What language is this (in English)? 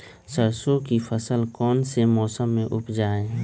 Magahi